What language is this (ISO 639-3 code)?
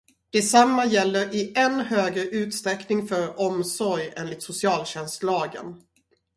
swe